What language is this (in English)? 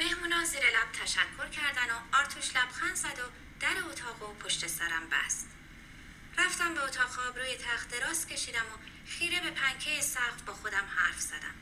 Persian